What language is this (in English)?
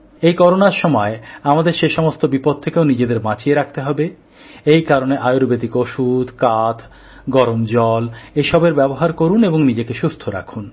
Bangla